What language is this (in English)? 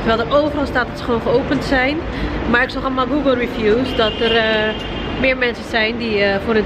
Dutch